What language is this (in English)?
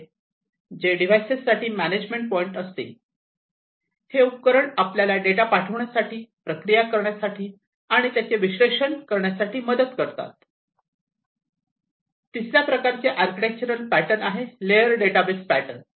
Marathi